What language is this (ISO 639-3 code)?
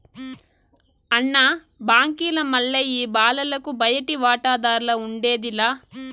tel